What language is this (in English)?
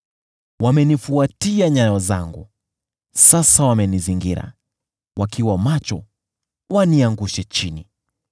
Swahili